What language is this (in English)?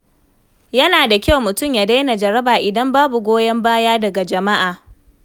Hausa